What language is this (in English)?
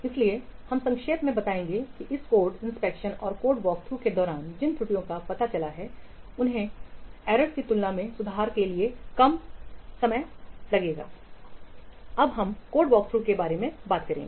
Hindi